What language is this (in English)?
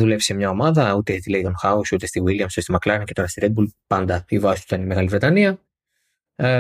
Greek